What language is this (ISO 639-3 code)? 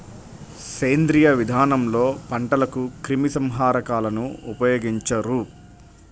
tel